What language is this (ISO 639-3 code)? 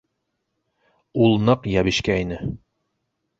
bak